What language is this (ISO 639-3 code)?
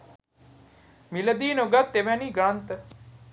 sin